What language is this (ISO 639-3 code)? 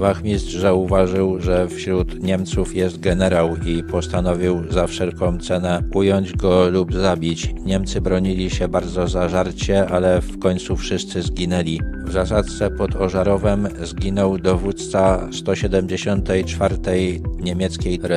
pol